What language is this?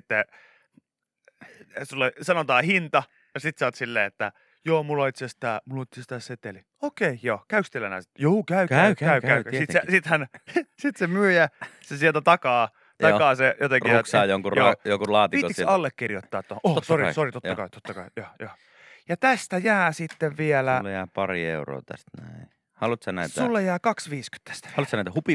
Finnish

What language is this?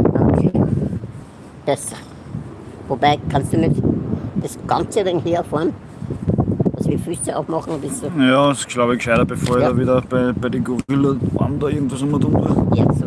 German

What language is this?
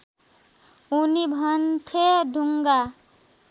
Nepali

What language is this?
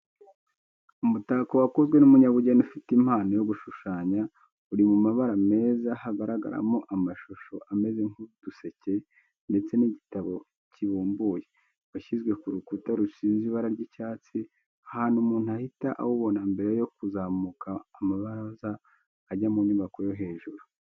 Kinyarwanda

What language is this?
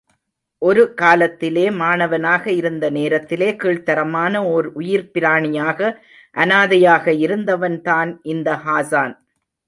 Tamil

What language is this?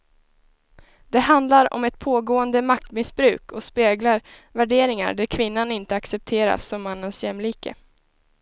Swedish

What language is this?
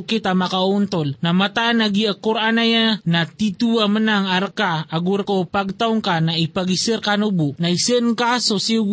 Filipino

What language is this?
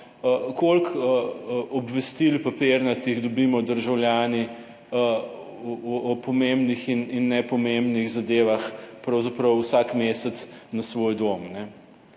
Slovenian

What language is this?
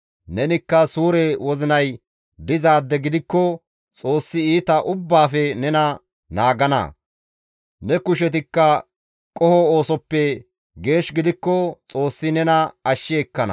Gamo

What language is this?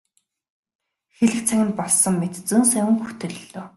Mongolian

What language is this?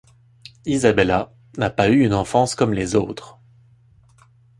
French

